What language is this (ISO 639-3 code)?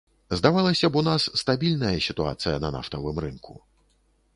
bel